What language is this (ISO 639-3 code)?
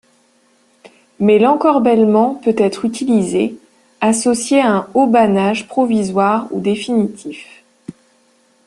fra